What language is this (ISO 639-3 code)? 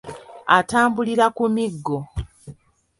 lug